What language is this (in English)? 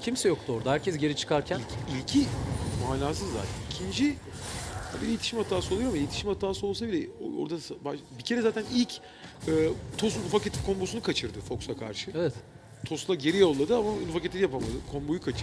Turkish